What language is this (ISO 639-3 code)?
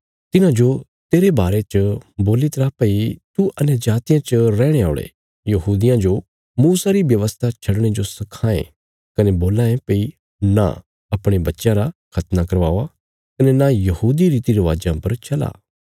kfs